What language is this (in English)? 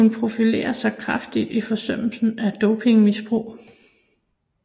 Danish